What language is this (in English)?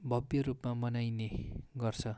Nepali